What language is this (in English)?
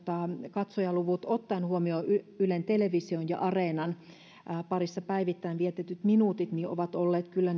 Finnish